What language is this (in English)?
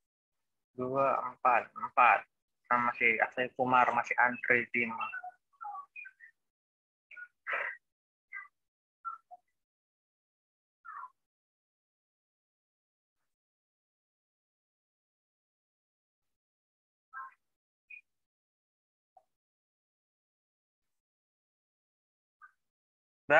Indonesian